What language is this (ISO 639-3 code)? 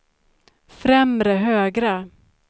swe